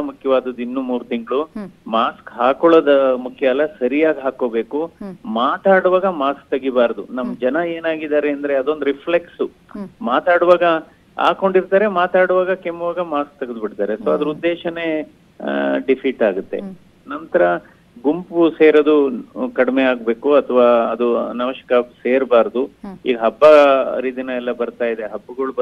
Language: Kannada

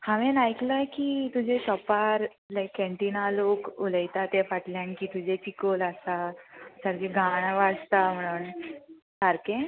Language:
Konkani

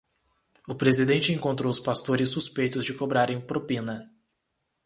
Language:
Portuguese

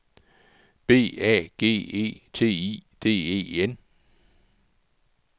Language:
Danish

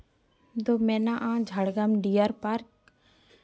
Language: Santali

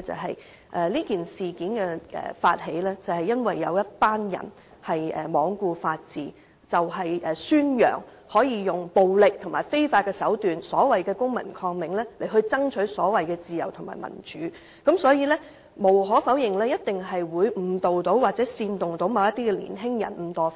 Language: Cantonese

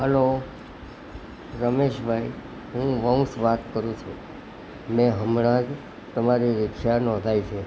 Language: Gujarati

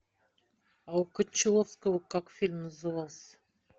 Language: Russian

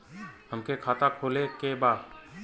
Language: Bhojpuri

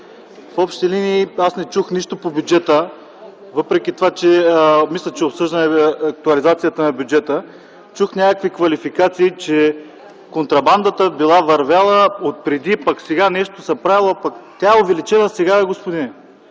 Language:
Bulgarian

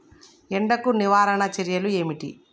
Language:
Telugu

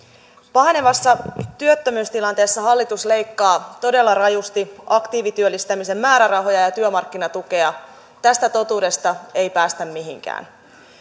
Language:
Finnish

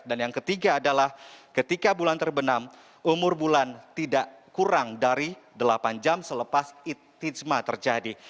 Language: Indonesian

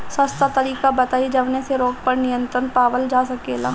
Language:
Bhojpuri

